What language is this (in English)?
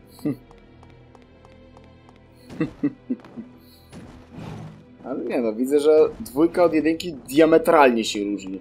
Polish